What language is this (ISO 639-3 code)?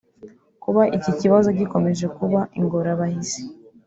kin